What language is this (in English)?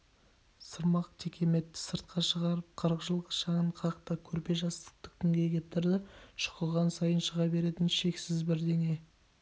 Kazakh